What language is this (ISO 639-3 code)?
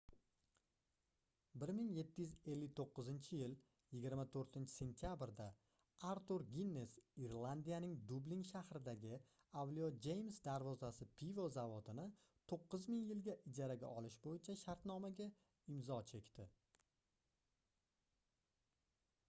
uzb